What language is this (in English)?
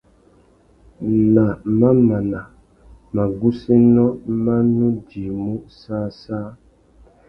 Tuki